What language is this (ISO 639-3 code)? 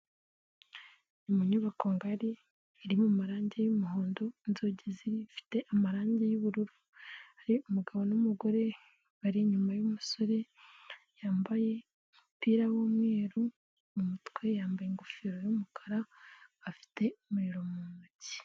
kin